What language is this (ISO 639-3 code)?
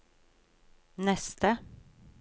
nor